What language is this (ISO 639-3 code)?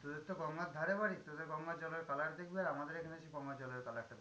ben